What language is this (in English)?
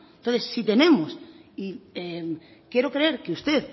Spanish